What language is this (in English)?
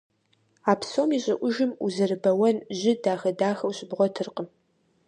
Kabardian